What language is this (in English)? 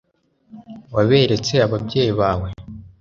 Kinyarwanda